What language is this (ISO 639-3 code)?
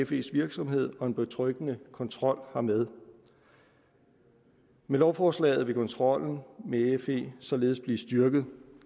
dan